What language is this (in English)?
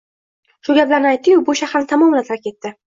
Uzbek